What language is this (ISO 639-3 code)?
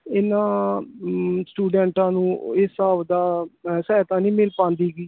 pan